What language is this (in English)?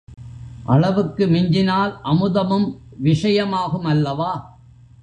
Tamil